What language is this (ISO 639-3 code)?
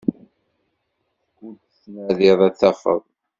kab